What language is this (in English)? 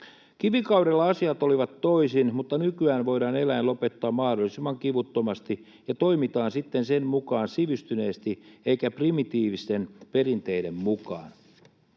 Finnish